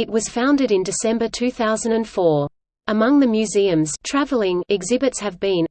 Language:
English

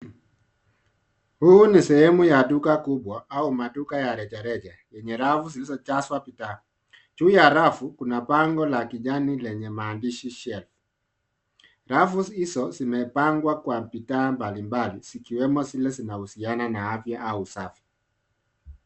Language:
Swahili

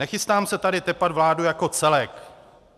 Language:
Czech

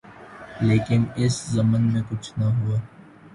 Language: Urdu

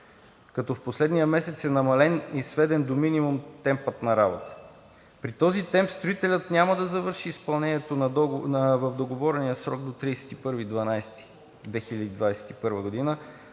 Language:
Bulgarian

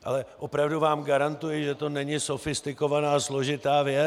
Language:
Czech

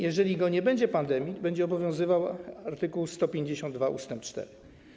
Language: Polish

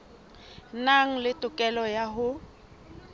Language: Southern Sotho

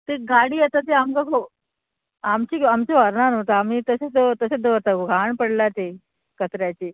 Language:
Konkani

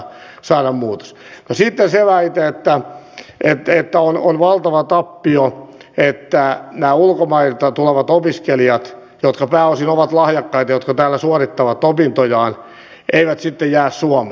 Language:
Finnish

